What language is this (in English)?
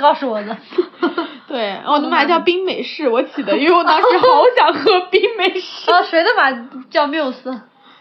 Chinese